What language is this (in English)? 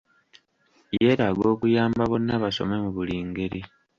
Ganda